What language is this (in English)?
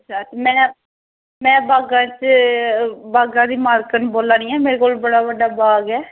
Dogri